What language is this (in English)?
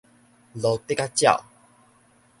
Min Nan Chinese